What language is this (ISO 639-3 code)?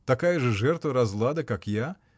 rus